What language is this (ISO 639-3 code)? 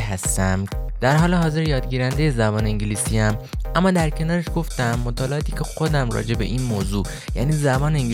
fas